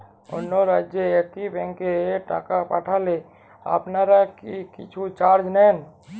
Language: Bangla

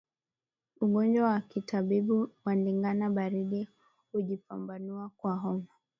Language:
Swahili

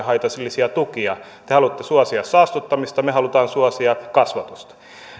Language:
Finnish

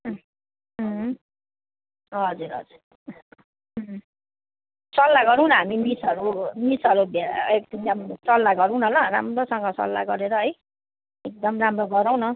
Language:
Nepali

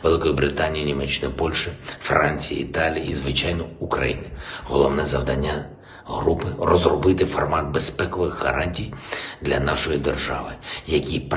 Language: Ukrainian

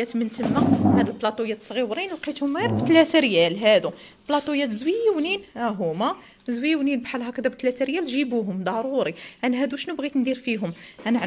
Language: Arabic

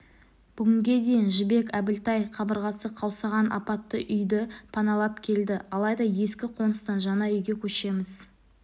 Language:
Kazakh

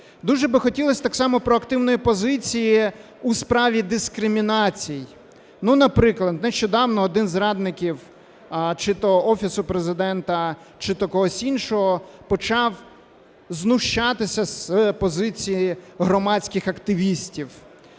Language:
Ukrainian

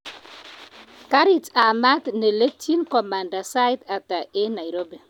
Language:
Kalenjin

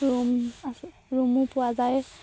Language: Assamese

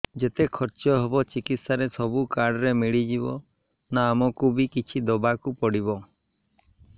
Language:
Odia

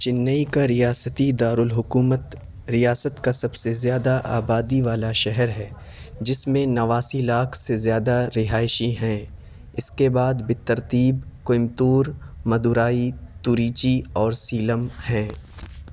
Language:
Urdu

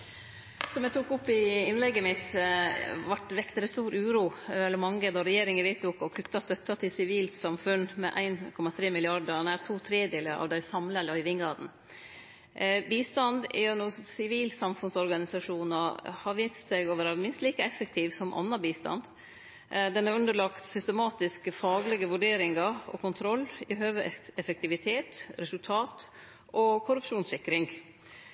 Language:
Norwegian Nynorsk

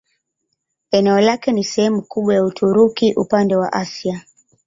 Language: Swahili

